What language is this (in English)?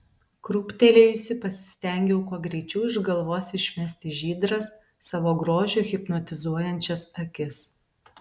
Lithuanian